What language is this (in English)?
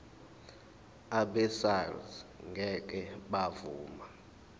Zulu